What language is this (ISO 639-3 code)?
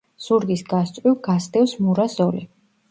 kat